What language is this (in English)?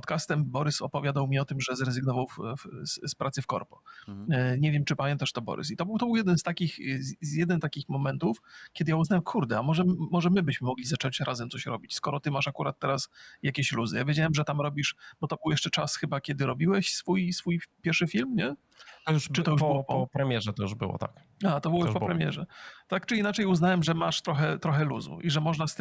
Polish